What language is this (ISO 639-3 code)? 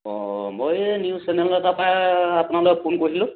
asm